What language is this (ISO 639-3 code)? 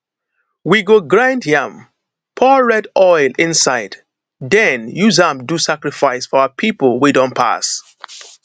pcm